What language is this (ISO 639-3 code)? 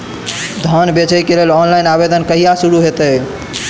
mai